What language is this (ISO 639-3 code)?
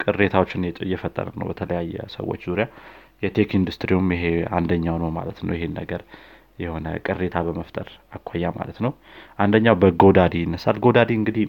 amh